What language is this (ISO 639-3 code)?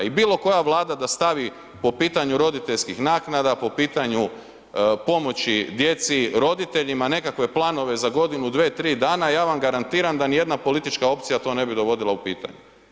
hrv